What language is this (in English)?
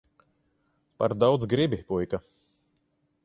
Latvian